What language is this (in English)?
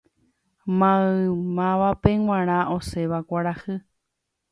Guarani